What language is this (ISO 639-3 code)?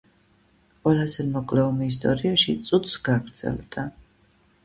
kat